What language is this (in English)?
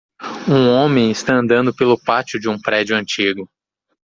Portuguese